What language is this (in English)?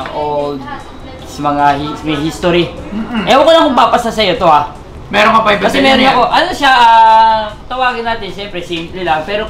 Filipino